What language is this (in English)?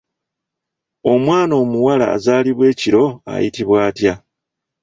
Ganda